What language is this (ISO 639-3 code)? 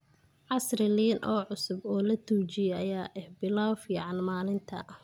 som